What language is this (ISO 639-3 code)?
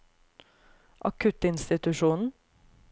nor